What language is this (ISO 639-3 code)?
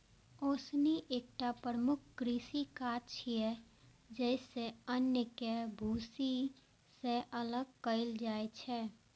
mai